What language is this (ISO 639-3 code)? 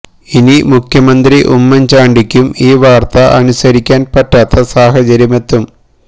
mal